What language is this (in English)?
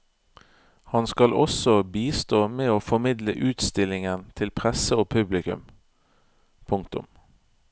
Norwegian